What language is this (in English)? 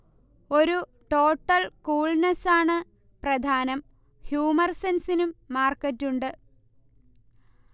Malayalam